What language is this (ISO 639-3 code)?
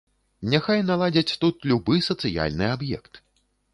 bel